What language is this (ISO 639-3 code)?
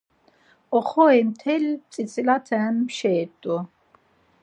lzz